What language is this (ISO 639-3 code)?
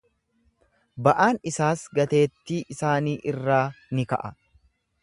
orm